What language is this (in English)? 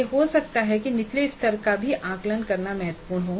Hindi